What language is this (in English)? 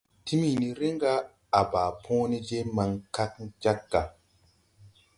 Tupuri